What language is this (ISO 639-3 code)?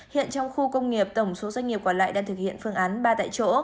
vie